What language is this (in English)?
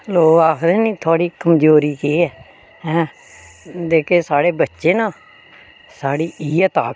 Dogri